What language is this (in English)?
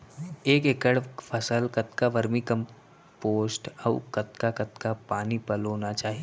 Chhattisgarhi